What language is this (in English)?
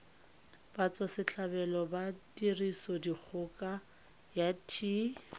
Tswana